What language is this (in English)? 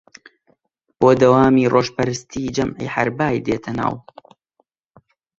Central Kurdish